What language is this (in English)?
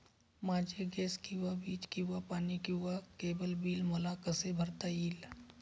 Marathi